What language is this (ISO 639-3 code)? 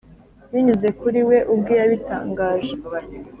kin